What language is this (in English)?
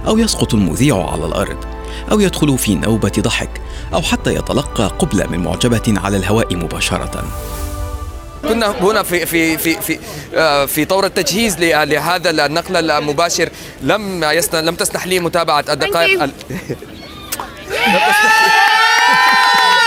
Arabic